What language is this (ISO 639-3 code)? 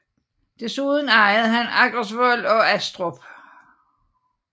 dan